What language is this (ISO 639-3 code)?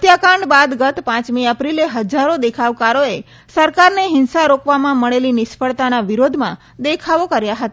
guj